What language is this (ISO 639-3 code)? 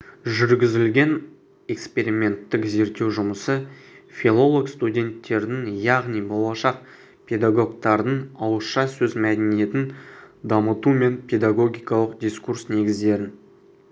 kaz